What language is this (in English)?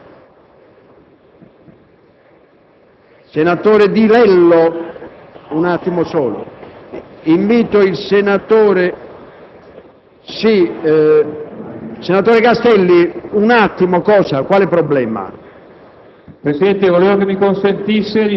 Italian